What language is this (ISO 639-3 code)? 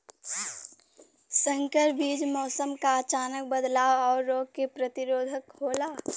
bho